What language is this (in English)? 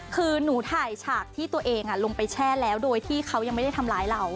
Thai